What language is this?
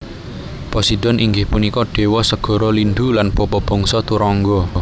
Javanese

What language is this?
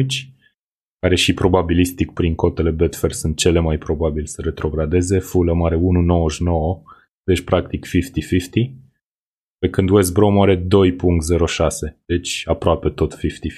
Romanian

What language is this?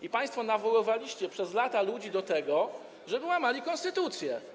Polish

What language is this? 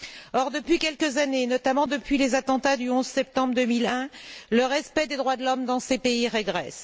French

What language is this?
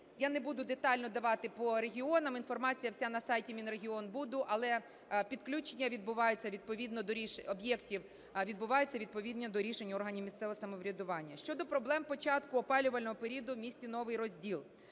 Ukrainian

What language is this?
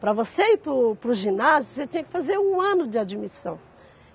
Portuguese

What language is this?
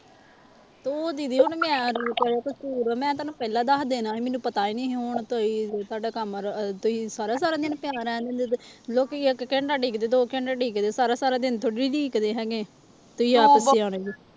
Punjabi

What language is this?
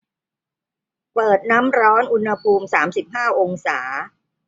Thai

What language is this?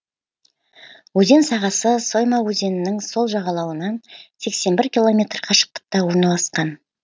Kazakh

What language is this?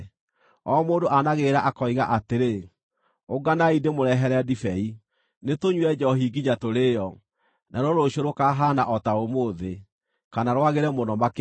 Kikuyu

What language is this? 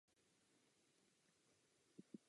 Czech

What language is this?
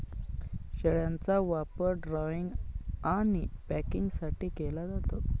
Marathi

